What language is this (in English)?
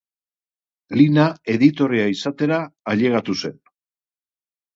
Basque